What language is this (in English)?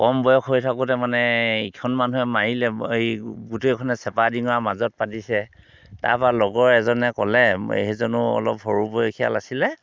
Assamese